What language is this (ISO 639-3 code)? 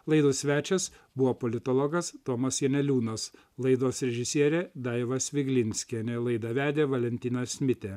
lit